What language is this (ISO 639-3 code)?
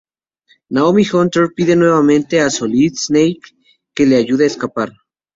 spa